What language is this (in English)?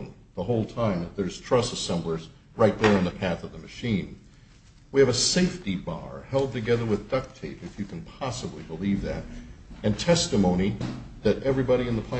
English